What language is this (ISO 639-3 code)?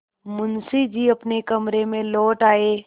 hin